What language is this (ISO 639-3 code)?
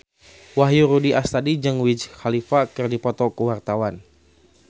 sun